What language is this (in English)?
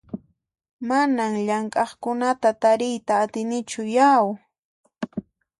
Puno Quechua